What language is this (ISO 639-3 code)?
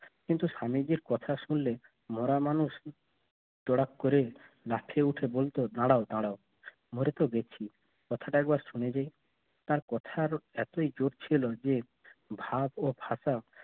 ben